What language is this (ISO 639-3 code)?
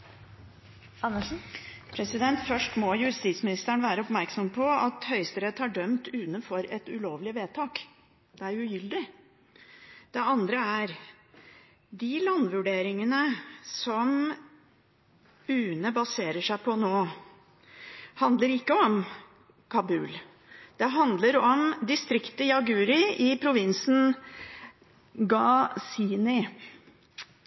nor